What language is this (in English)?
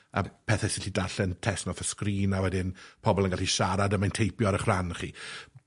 Welsh